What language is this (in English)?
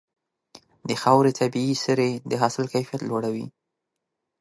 Pashto